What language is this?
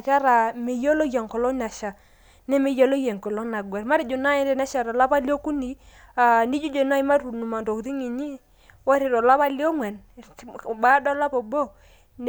Masai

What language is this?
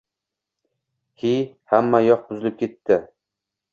Uzbek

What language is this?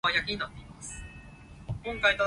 Cantonese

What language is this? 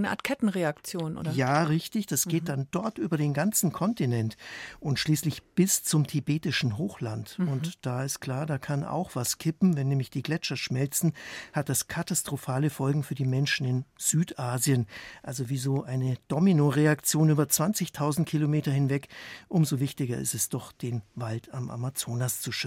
German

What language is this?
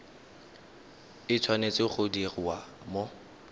Tswana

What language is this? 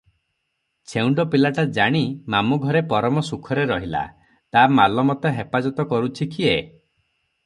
Odia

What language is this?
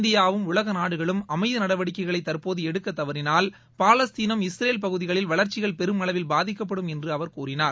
Tamil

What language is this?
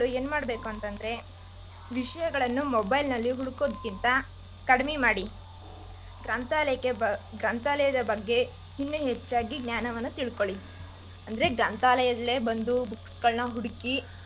Kannada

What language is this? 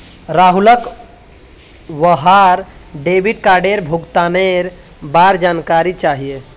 Magahi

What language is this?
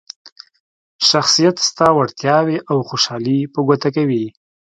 Pashto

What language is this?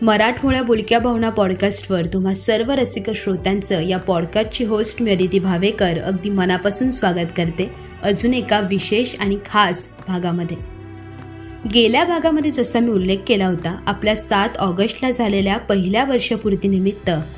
Marathi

